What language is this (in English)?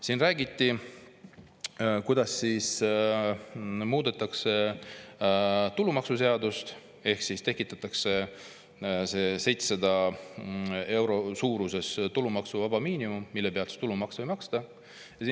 Estonian